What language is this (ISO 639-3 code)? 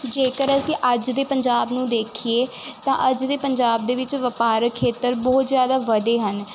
pan